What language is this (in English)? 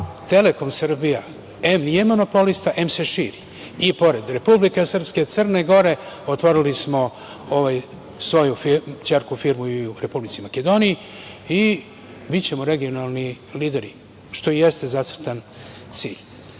Serbian